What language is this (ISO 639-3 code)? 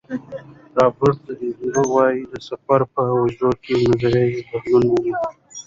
pus